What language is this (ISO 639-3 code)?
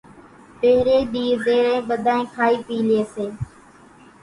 gjk